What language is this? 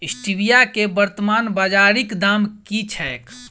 Maithili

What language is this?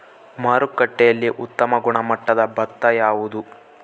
Kannada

